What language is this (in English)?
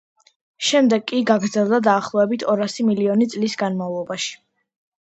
Georgian